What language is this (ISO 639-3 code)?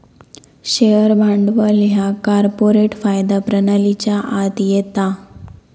mar